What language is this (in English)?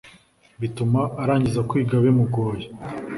Kinyarwanda